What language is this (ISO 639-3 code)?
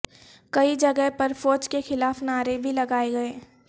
urd